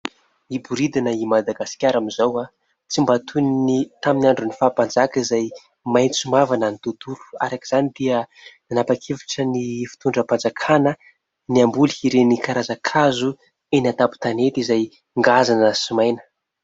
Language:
Malagasy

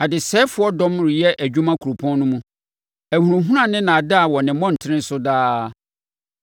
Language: Akan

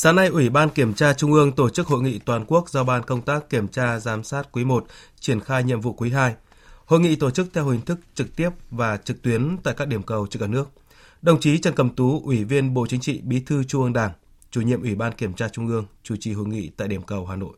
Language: Vietnamese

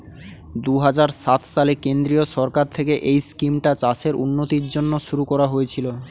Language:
Bangla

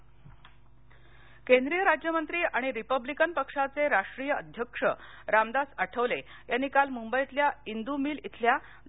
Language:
Marathi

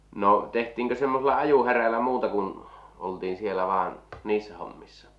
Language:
Finnish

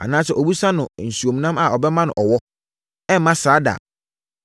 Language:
Akan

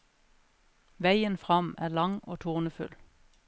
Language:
Norwegian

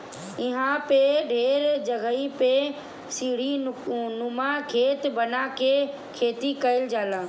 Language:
Bhojpuri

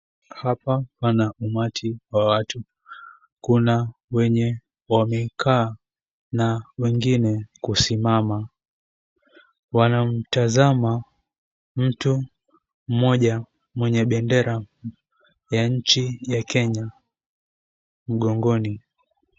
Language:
Swahili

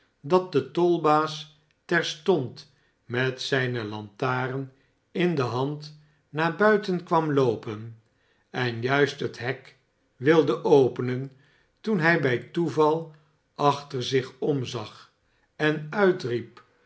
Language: Dutch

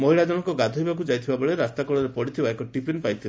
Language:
Odia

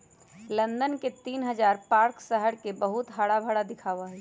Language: Magahi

